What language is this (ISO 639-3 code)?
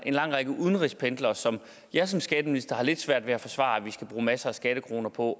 dan